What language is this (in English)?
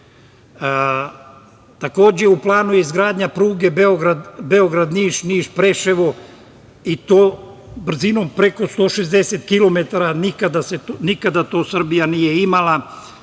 Serbian